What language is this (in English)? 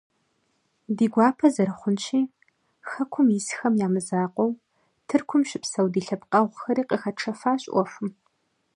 Kabardian